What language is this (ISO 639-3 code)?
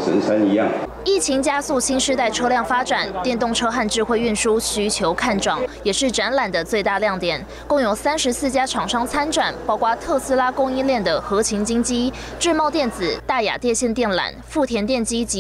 zho